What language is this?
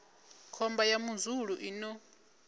Venda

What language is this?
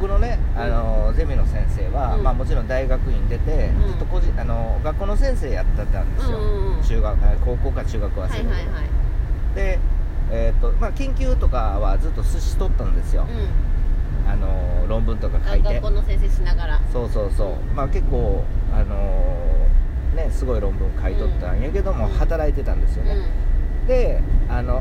Japanese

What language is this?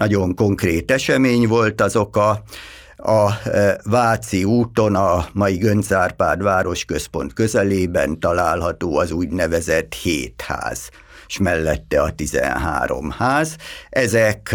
Hungarian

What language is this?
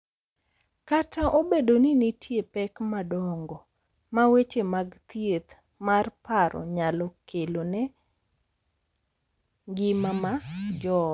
Luo (Kenya and Tanzania)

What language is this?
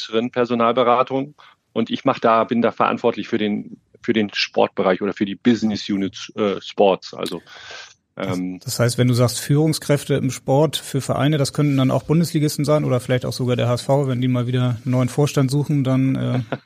German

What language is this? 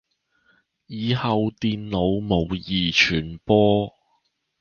Chinese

